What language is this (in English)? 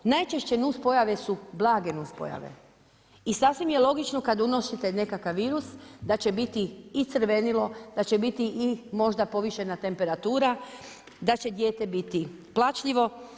Croatian